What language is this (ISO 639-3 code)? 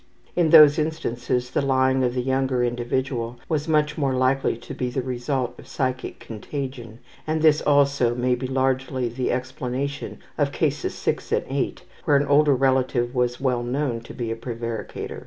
eng